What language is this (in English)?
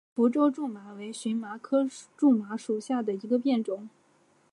Chinese